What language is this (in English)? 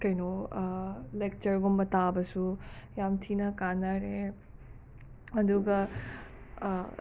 Manipuri